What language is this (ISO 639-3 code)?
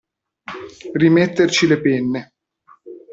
ita